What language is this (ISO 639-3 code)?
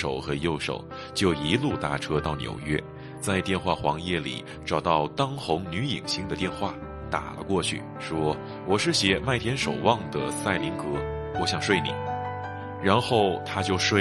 zho